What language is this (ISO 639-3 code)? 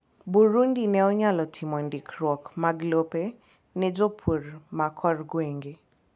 luo